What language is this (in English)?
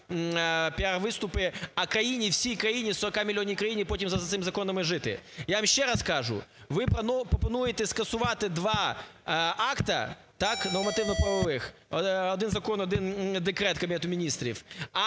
Ukrainian